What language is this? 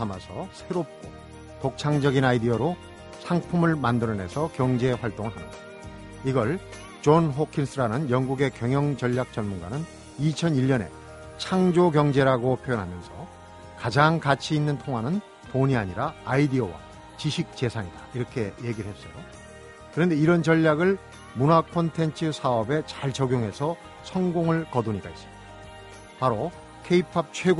Korean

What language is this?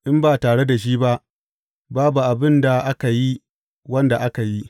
Hausa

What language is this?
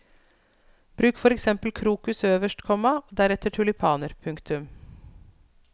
Norwegian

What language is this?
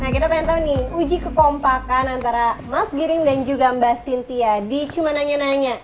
Indonesian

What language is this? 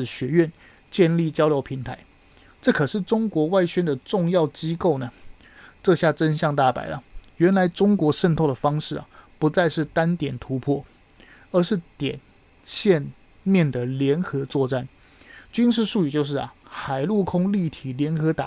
Chinese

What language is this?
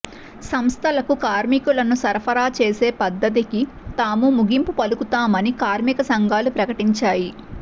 Telugu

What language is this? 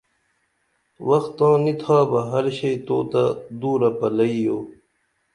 Dameli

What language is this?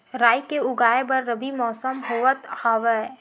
Chhattisgarhi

